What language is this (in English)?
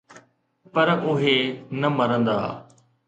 Sindhi